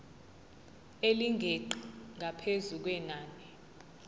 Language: Zulu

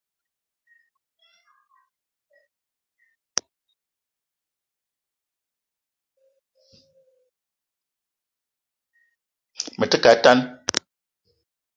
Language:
Eton (Cameroon)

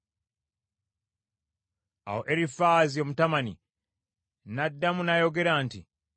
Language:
Ganda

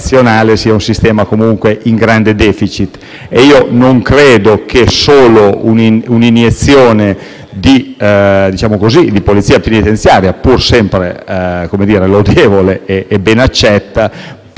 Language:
Italian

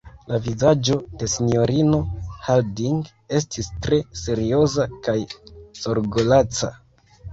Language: Esperanto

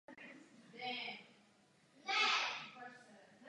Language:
Czech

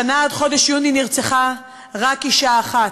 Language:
Hebrew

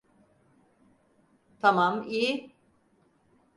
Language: Turkish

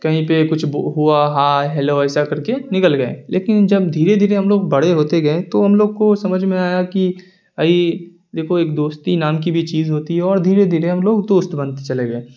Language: Urdu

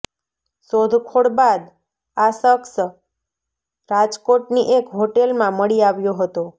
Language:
Gujarati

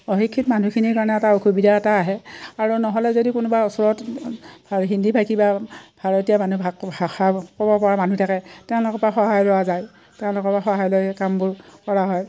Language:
Assamese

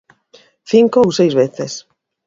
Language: Galician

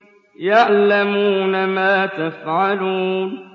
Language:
Arabic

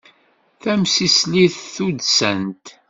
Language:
Kabyle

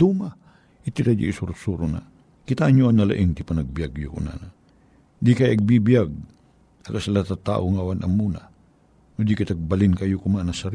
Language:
Filipino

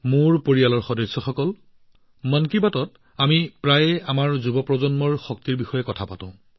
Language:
Assamese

